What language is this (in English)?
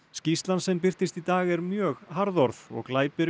Icelandic